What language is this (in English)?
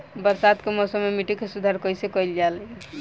Bhojpuri